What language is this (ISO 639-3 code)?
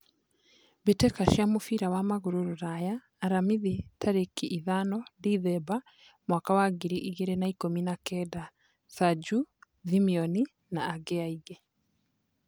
kik